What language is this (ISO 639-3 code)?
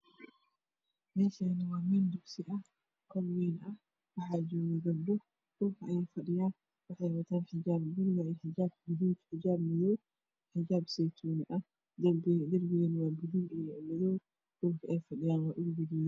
som